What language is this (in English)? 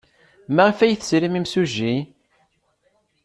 Kabyle